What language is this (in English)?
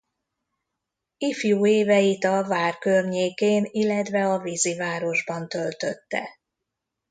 Hungarian